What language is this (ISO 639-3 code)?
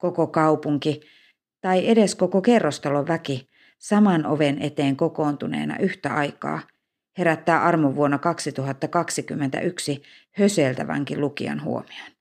fin